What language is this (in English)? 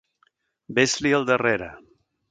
Catalan